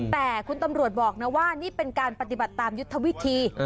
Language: Thai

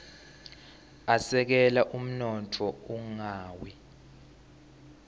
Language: Swati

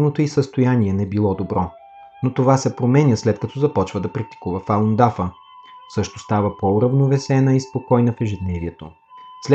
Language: Bulgarian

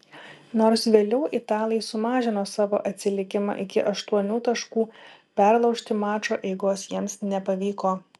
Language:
Lithuanian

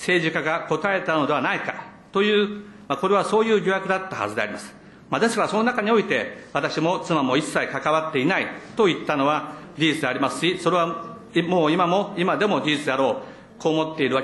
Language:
Japanese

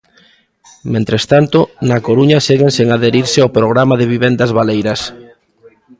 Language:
Galician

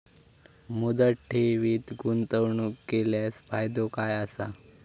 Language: Marathi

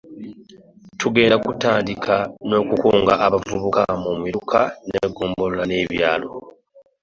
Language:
Ganda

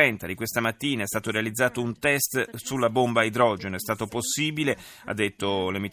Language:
Italian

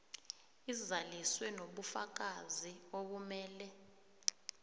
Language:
South Ndebele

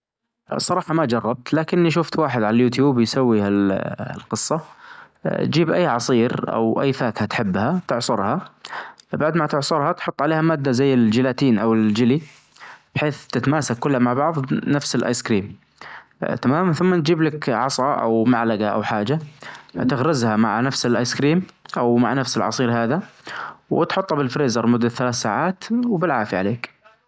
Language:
Najdi Arabic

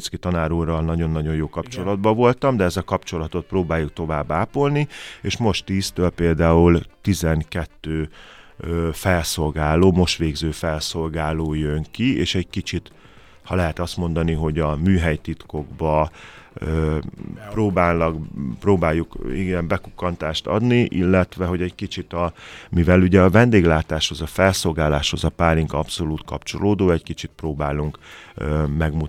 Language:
Hungarian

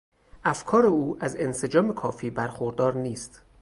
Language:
Persian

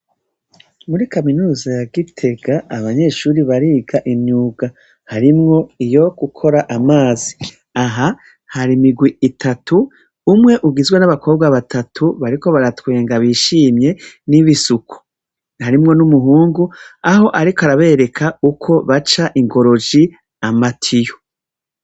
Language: Rundi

